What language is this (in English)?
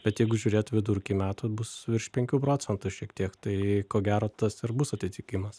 Lithuanian